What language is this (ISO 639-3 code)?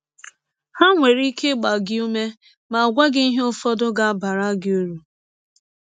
ibo